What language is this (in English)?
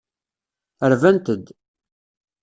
Kabyle